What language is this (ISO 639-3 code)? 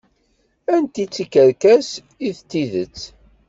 kab